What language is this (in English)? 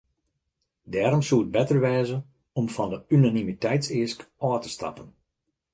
Western Frisian